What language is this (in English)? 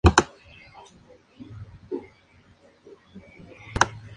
Spanish